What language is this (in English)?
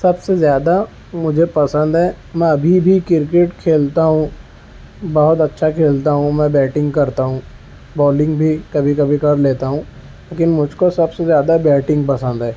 Urdu